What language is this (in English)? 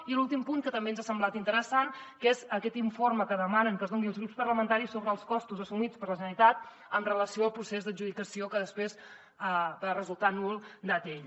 Catalan